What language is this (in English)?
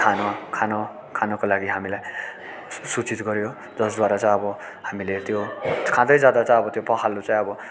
Nepali